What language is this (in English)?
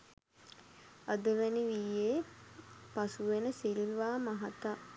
Sinhala